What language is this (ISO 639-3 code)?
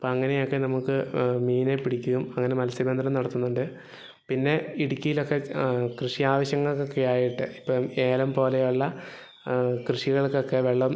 mal